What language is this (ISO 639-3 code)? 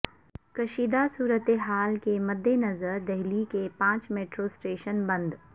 urd